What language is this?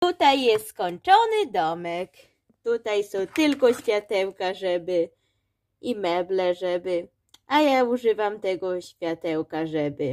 Polish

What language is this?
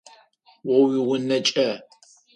Adyghe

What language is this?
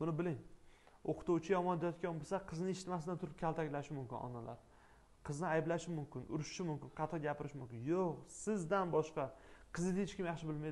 Turkish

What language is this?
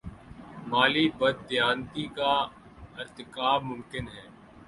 Urdu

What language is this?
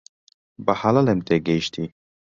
Central Kurdish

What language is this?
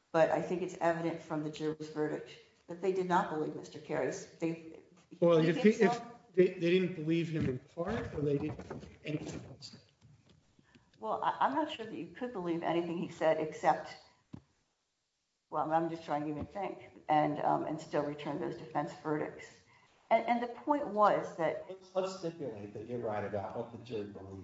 English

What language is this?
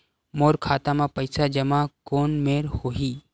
Chhattisgarhi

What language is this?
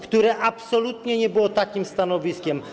Polish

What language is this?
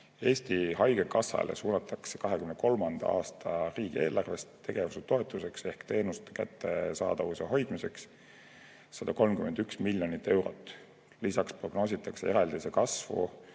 Estonian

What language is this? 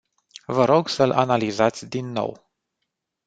Romanian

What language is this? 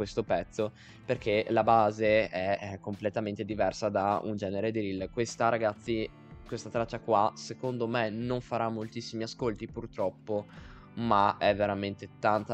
Italian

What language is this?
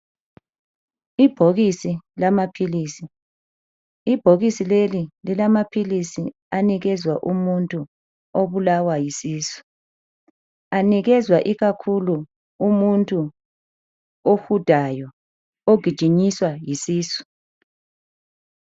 North Ndebele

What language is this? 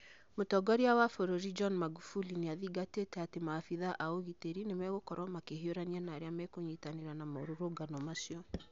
Kikuyu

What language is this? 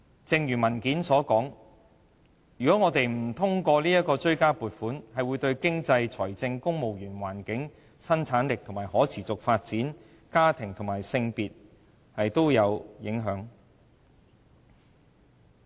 Cantonese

